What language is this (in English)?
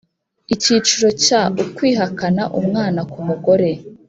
Kinyarwanda